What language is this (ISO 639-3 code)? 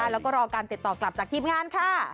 tha